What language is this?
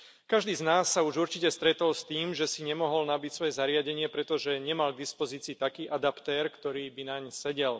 Slovak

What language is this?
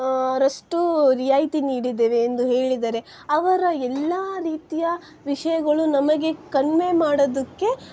Kannada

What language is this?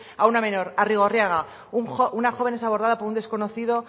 Spanish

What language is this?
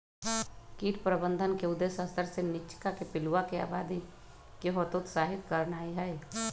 Magahi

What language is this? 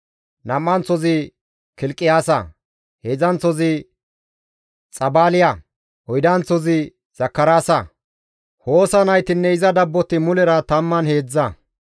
Gamo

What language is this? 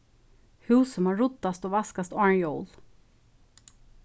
Faroese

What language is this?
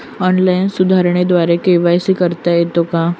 Marathi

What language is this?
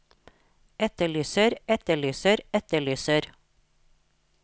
Norwegian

